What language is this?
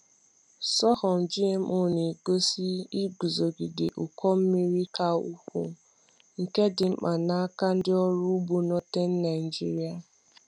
Igbo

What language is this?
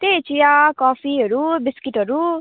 Nepali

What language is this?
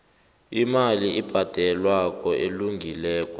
South Ndebele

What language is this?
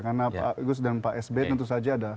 Indonesian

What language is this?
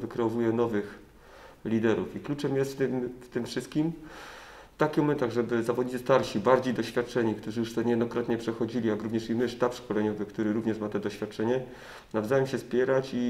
Polish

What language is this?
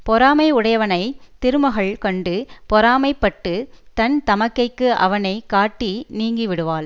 Tamil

